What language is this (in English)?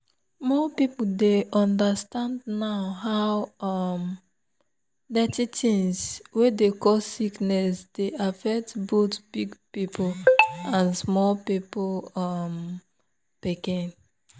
Nigerian Pidgin